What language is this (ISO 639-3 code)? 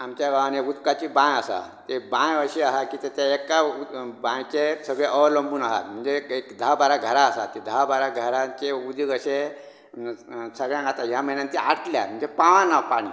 kok